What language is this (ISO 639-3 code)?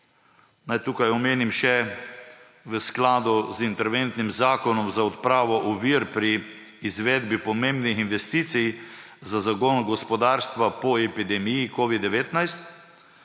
slv